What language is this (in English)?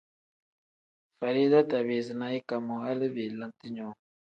Tem